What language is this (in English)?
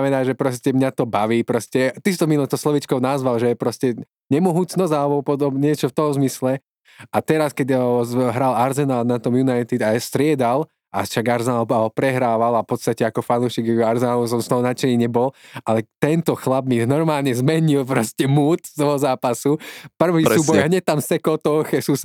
Slovak